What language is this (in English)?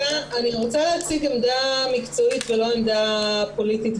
Hebrew